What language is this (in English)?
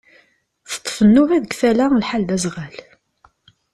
Kabyle